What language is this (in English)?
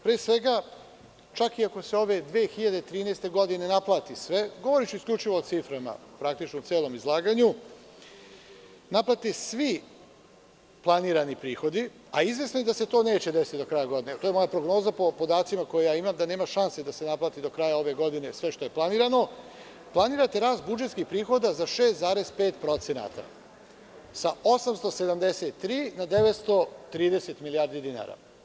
Serbian